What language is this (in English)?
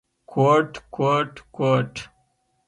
Pashto